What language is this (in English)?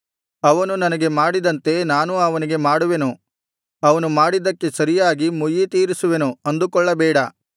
Kannada